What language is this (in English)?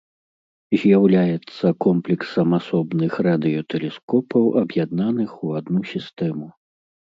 Belarusian